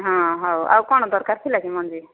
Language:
Odia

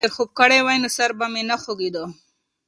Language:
Pashto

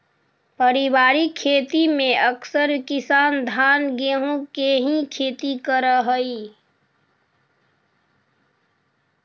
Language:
Magahi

